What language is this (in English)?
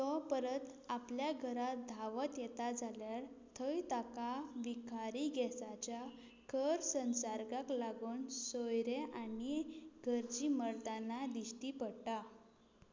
Konkani